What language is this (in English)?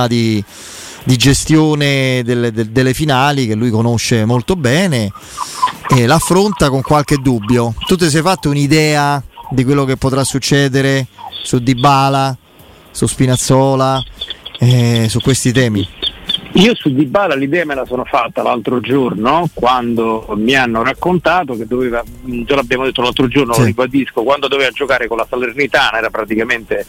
Italian